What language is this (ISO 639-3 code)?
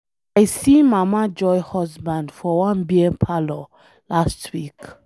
pcm